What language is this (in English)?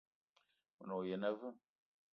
Eton (Cameroon)